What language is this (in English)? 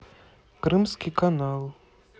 Russian